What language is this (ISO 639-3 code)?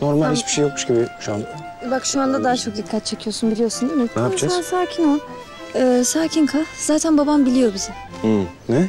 tur